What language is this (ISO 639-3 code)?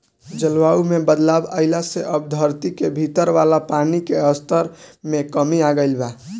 bho